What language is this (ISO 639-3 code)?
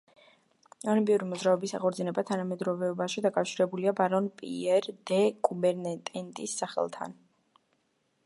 kat